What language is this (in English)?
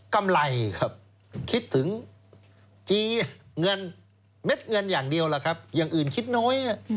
Thai